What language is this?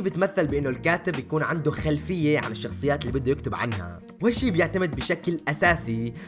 Arabic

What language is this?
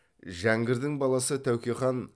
Kazakh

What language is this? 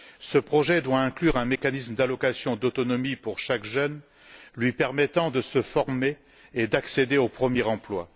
French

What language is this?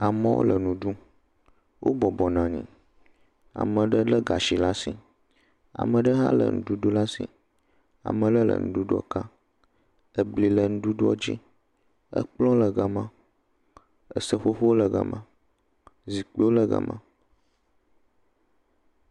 Ewe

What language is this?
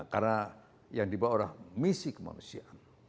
Indonesian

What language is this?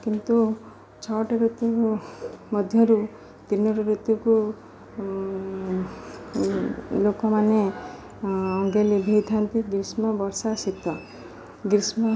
Odia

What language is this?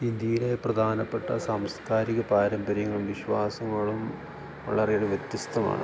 Malayalam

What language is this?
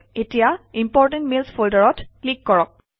Assamese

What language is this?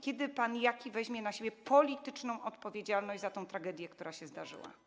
Polish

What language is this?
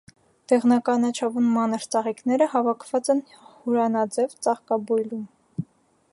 Armenian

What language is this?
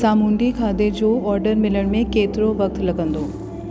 Sindhi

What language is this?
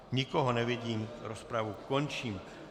Czech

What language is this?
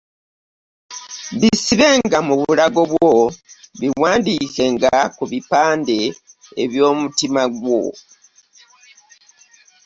Ganda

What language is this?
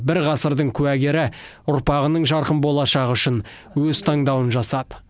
Kazakh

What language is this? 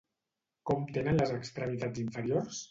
Catalan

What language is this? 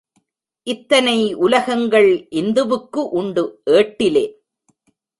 Tamil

